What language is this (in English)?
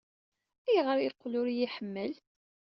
Kabyle